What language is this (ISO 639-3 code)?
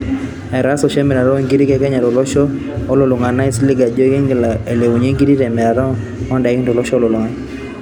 mas